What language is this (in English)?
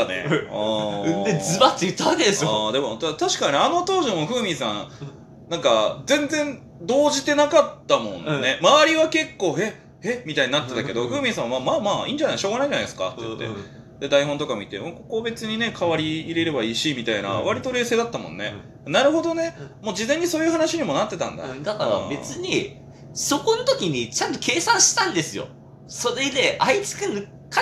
Japanese